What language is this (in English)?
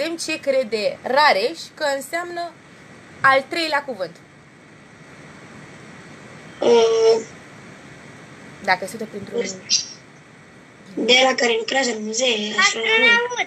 Romanian